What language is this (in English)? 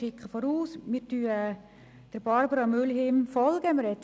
Swiss German